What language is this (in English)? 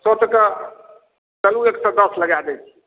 Maithili